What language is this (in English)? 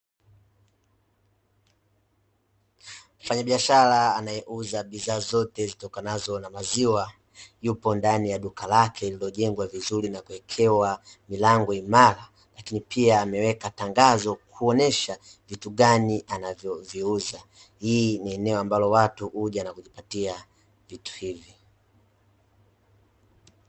Swahili